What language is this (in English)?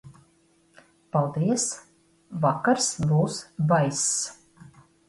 Latvian